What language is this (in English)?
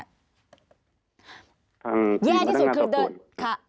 Thai